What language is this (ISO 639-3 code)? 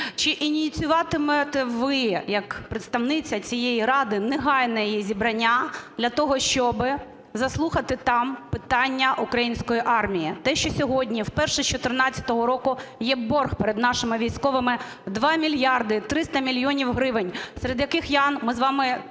ukr